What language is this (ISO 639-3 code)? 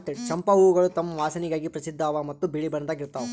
kan